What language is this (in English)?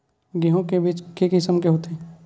Chhattisgarhi